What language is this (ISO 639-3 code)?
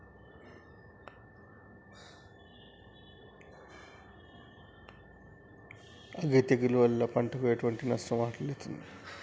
tel